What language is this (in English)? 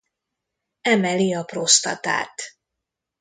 Hungarian